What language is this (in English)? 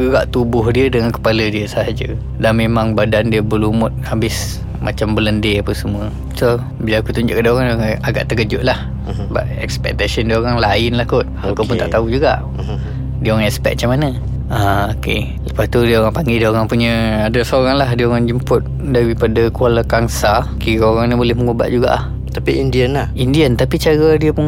Malay